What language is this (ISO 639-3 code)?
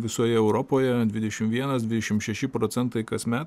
lit